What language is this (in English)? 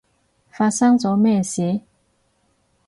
Cantonese